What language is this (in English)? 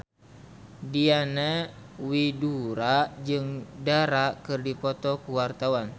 Sundanese